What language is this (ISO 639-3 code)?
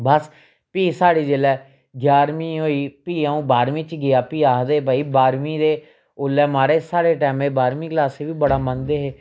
doi